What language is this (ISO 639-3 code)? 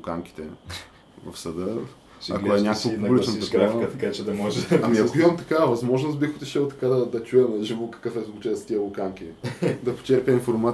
bul